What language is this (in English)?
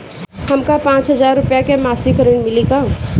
Bhojpuri